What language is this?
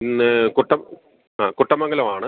Malayalam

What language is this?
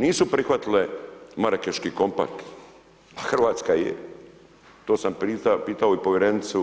Croatian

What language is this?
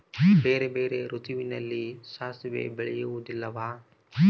Kannada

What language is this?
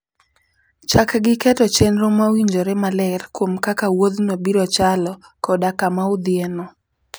Luo (Kenya and Tanzania)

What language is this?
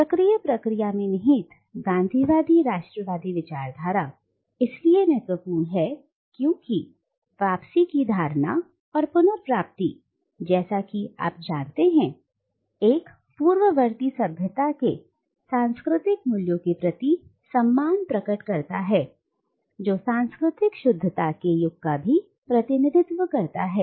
Hindi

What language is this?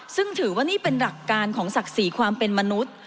Thai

